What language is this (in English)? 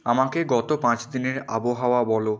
Bangla